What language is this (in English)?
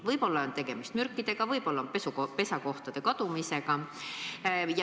Estonian